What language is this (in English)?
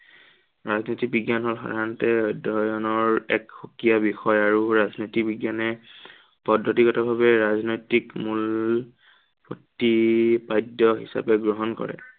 Assamese